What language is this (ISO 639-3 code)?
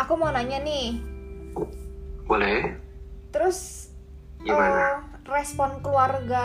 ind